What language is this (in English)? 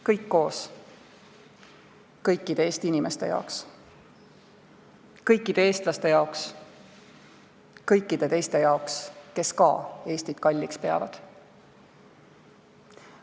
Estonian